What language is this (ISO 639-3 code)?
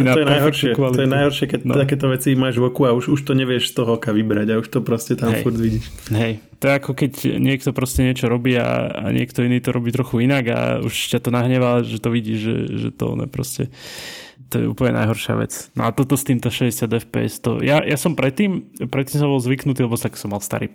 slk